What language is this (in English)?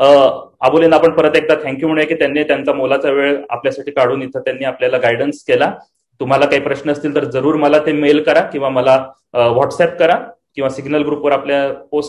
Marathi